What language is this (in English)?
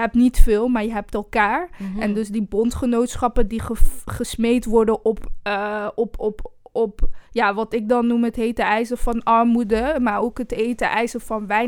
Dutch